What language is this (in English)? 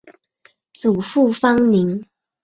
Chinese